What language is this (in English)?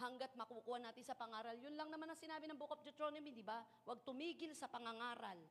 Filipino